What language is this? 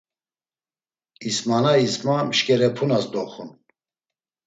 Laz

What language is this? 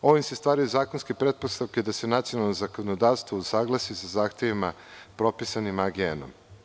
Serbian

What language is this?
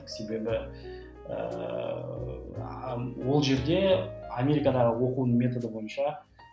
Kazakh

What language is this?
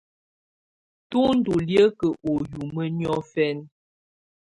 Tunen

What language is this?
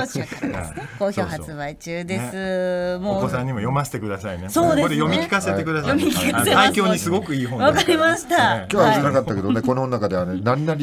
Japanese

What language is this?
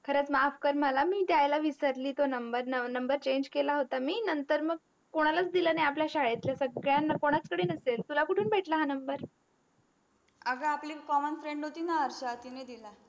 Marathi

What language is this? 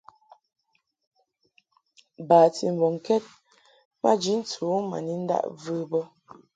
Mungaka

